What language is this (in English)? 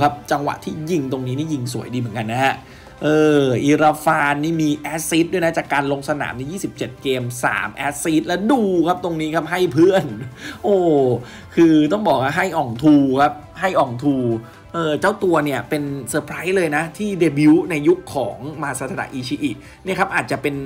Thai